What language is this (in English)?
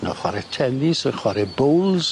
Welsh